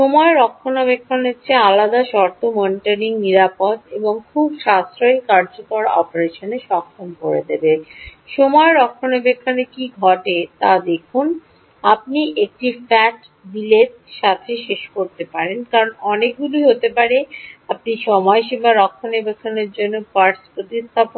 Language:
Bangla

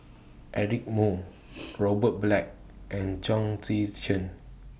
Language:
English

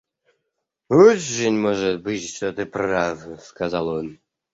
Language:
Russian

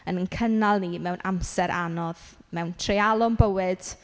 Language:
Welsh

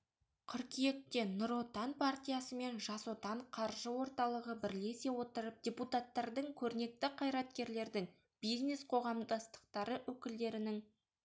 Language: Kazakh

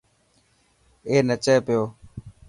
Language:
Dhatki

